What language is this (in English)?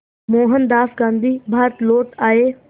Hindi